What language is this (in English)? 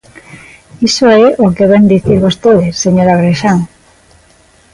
Galician